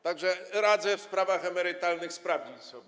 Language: Polish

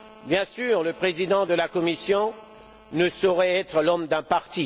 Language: French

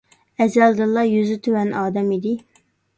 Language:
Uyghur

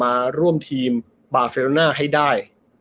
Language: Thai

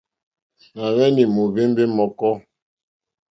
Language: Mokpwe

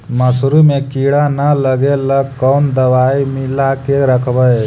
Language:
Magahi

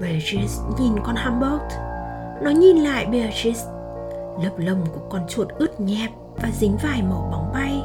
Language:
Vietnamese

